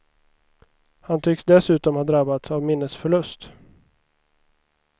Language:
Swedish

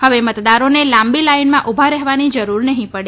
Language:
Gujarati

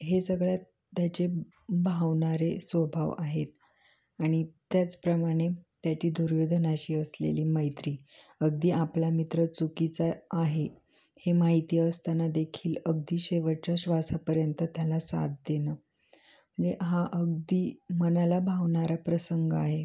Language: Marathi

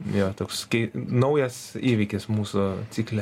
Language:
Lithuanian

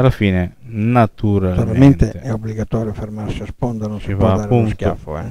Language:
Italian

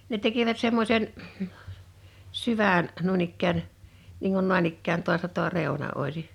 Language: Finnish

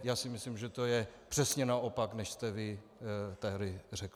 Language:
Czech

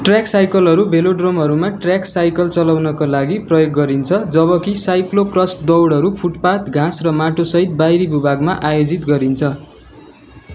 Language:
Nepali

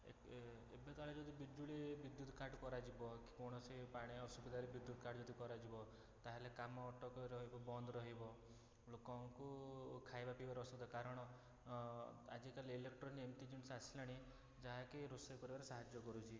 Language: Odia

